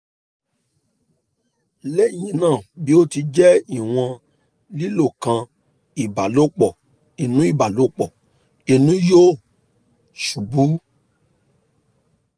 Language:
Yoruba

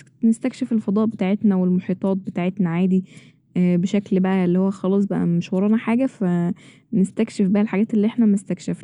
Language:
Egyptian Arabic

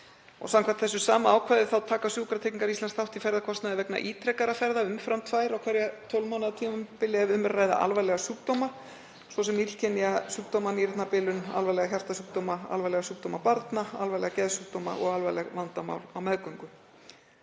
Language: Icelandic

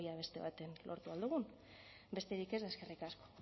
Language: Basque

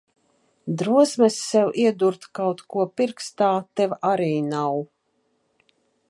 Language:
Latvian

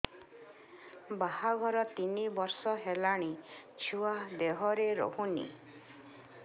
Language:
Odia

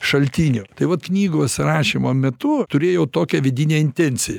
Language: Lithuanian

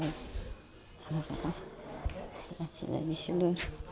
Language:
Assamese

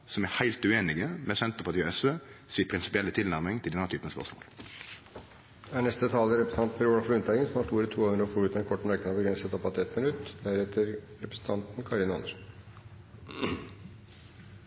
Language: Norwegian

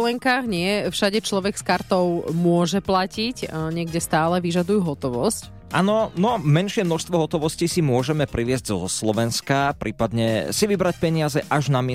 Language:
Slovak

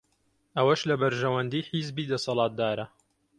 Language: Central Kurdish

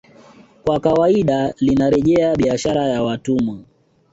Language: Swahili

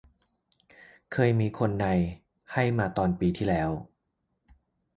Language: Thai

